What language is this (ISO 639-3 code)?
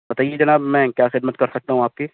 urd